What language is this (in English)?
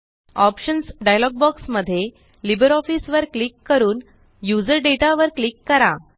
Marathi